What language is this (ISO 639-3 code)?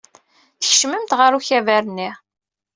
kab